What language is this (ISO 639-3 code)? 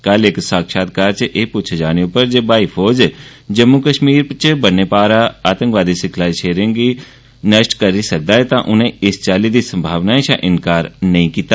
doi